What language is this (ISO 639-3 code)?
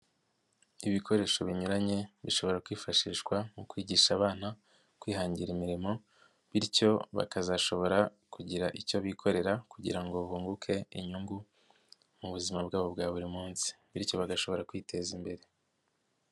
kin